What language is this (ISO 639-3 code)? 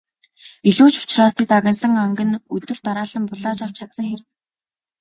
mon